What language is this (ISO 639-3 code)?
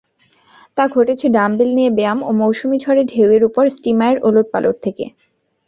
ben